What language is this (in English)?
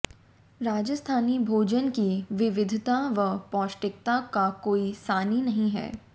Hindi